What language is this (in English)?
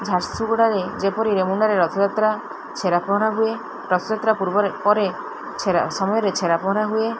Odia